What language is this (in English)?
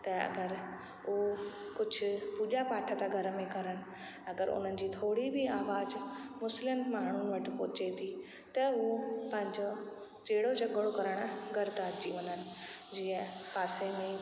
Sindhi